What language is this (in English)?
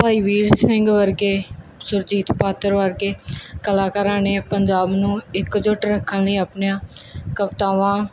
Punjabi